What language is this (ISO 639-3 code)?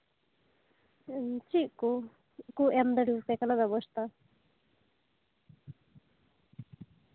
sat